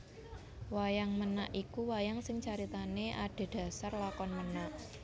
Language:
Javanese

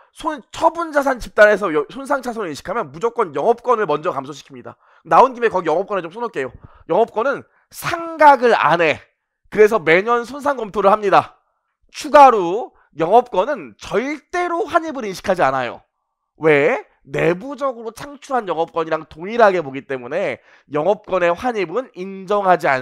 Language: Korean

